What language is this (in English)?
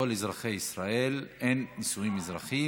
Hebrew